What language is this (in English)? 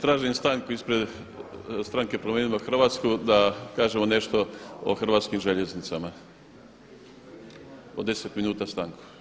Croatian